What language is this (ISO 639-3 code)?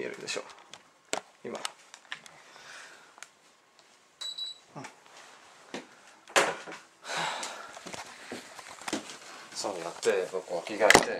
jpn